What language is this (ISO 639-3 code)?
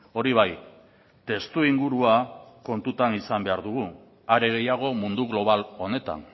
eus